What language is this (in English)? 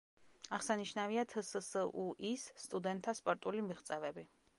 Georgian